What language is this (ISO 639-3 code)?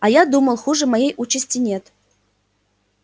rus